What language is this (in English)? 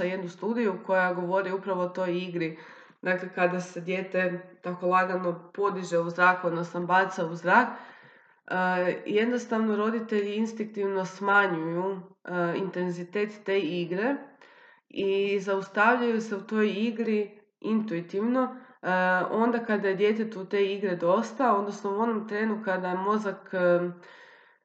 Croatian